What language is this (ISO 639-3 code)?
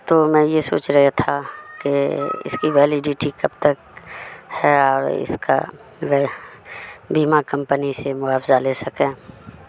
urd